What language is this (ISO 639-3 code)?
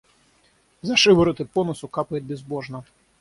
rus